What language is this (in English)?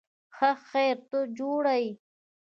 Pashto